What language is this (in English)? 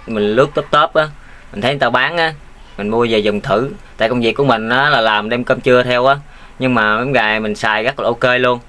Vietnamese